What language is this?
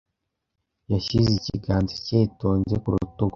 Kinyarwanda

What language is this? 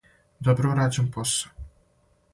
Serbian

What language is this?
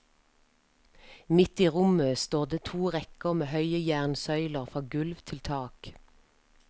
Norwegian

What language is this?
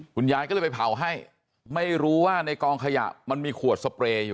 Thai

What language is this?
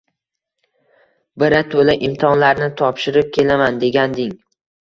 Uzbek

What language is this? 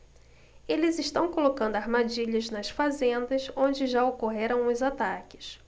Portuguese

